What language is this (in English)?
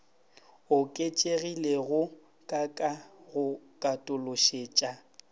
Northern Sotho